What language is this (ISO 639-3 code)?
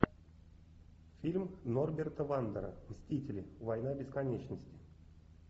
rus